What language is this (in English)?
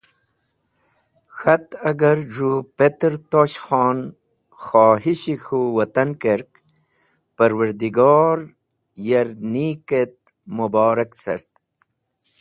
Wakhi